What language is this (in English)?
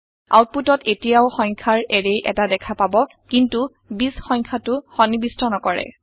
Assamese